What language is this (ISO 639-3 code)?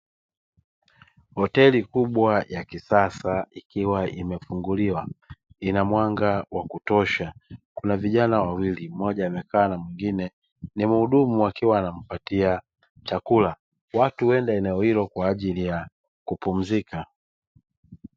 swa